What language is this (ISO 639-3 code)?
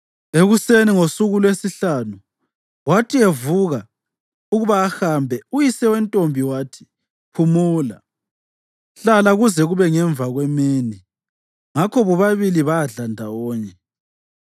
nde